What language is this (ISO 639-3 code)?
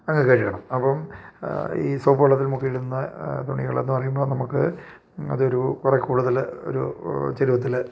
mal